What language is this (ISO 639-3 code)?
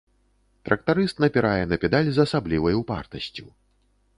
bel